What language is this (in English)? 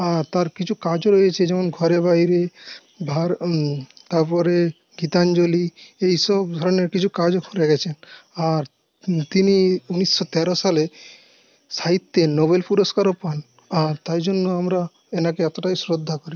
Bangla